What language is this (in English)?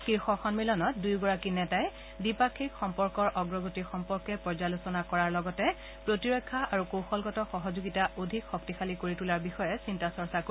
Assamese